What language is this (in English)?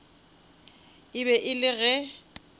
Northern Sotho